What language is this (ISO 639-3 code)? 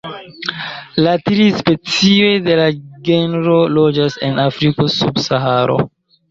epo